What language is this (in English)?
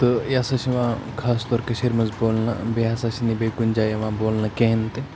Kashmiri